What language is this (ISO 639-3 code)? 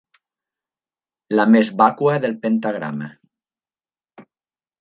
cat